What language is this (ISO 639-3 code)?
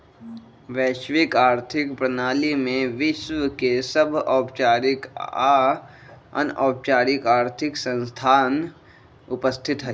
mag